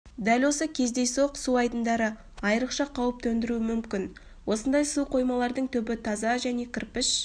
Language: Kazakh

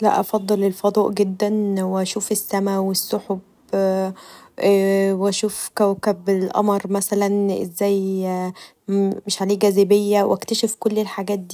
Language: Egyptian Arabic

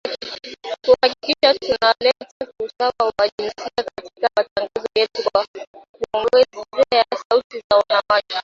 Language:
Swahili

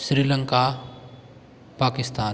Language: Hindi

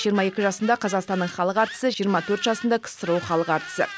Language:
Kazakh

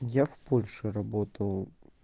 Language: Russian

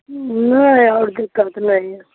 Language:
Maithili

